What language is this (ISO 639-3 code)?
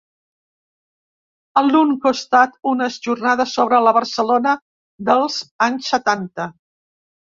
cat